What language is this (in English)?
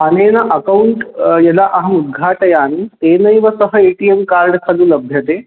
Sanskrit